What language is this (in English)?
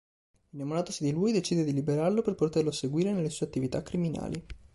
Italian